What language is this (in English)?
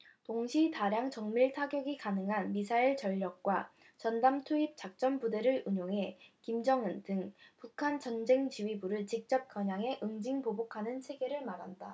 Korean